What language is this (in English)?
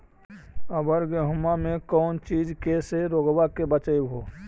Magahi